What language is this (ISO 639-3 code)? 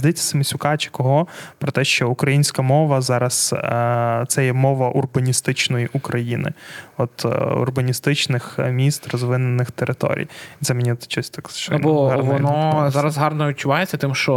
ukr